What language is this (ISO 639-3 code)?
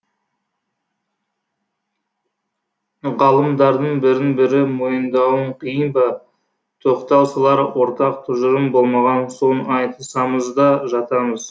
kaz